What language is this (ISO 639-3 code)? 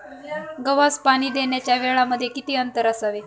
mar